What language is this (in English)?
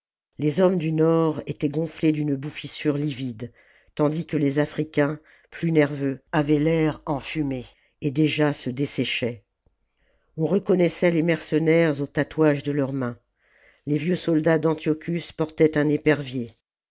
French